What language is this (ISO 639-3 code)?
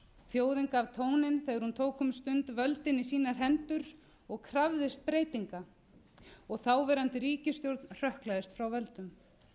isl